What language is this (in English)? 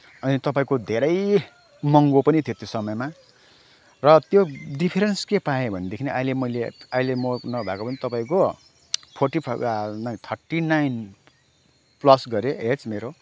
Nepali